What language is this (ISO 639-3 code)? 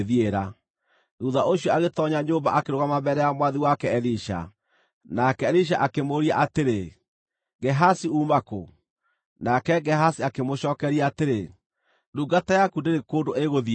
kik